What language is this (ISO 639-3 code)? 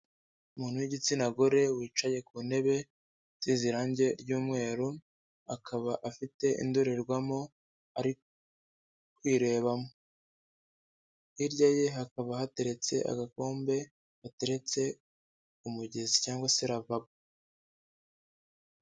kin